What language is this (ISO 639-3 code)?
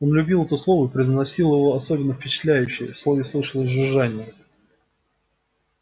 rus